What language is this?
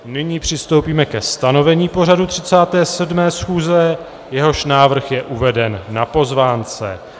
Czech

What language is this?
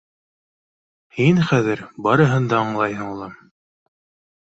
Bashkir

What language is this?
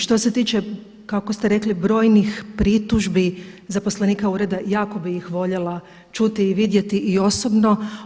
Croatian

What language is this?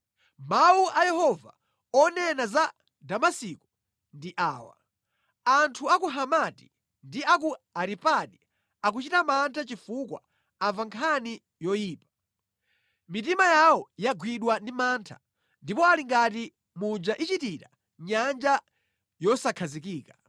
Nyanja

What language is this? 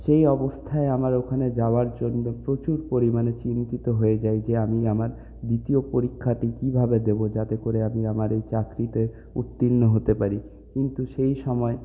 Bangla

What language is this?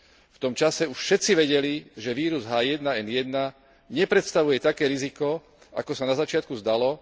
Slovak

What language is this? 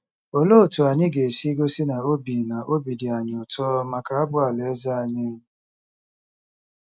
Igbo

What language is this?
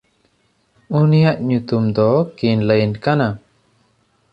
Santali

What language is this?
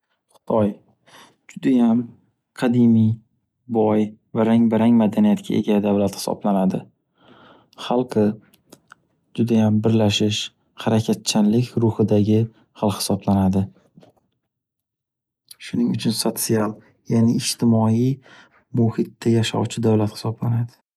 Uzbek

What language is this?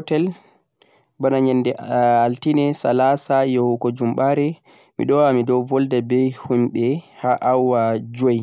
Central-Eastern Niger Fulfulde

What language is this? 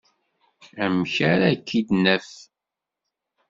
Kabyle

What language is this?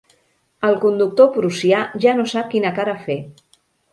Catalan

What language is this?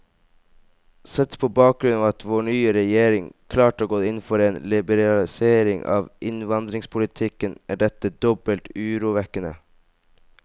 Norwegian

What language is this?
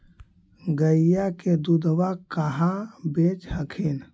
Magahi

